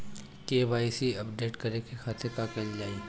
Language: Bhojpuri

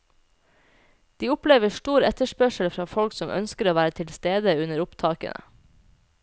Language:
Norwegian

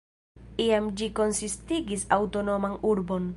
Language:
Esperanto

